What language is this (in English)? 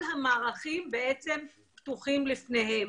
Hebrew